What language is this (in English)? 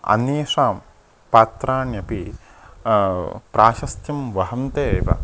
Sanskrit